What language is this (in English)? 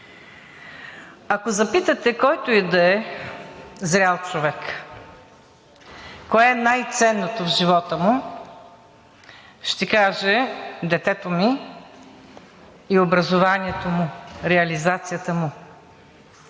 Bulgarian